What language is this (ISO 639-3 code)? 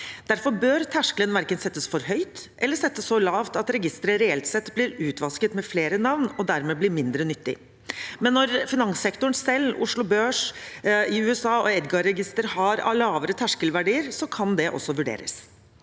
nor